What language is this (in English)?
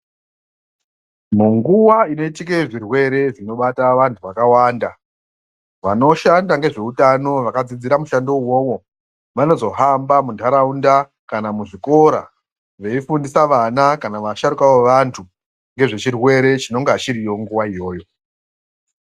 Ndau